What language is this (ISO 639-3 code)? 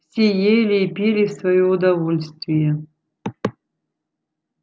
rus